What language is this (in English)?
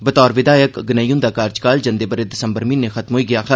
Dogri